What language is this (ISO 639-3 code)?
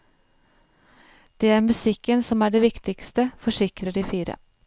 nor